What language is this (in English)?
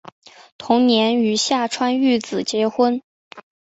Chinese